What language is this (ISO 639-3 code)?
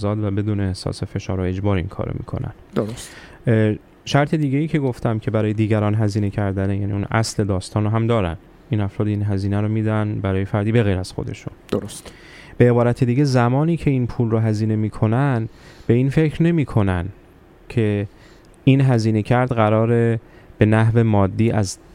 fas